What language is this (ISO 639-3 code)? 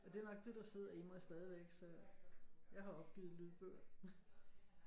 dan